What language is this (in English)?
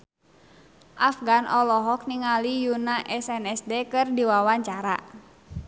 Sundanese